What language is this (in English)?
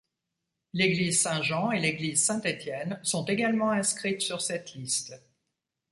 French